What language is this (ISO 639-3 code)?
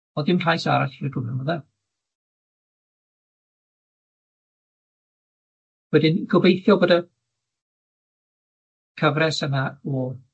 cym